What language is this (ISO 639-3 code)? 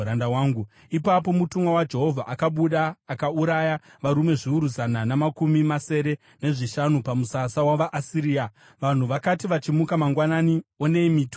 sna